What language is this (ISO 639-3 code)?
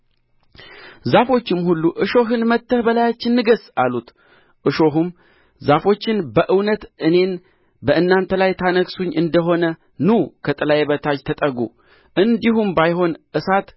amh